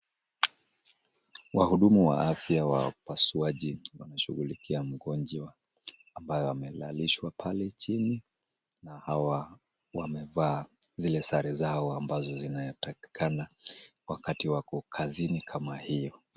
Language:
Swahili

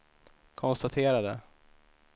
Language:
Swedish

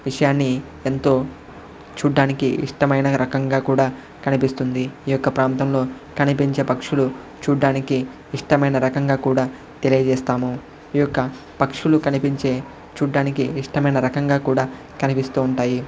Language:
Telugu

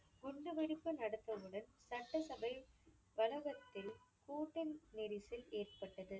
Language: Tamil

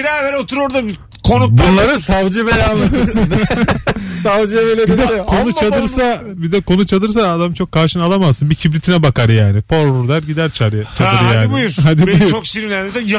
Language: Turkish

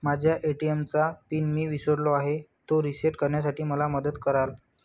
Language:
Marathi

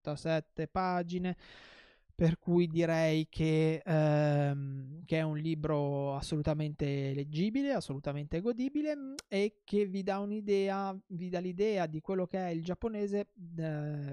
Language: Italian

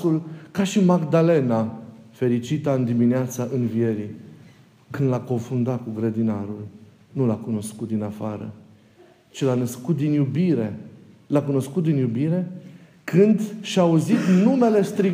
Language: Romanian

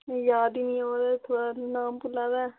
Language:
Dogri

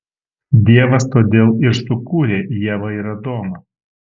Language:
Lithuanian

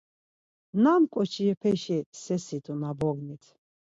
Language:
Laz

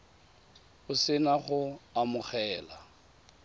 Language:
Tswana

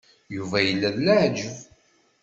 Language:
Kabyle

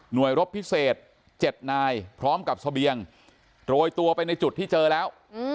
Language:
Thai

